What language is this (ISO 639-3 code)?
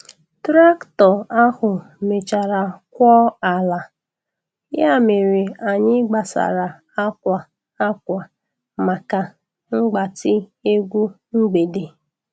ibo